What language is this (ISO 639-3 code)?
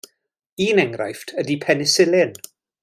cym